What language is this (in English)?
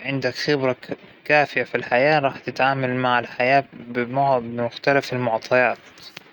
Hijazi Arabic